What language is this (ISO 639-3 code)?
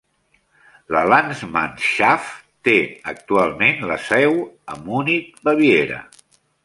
cat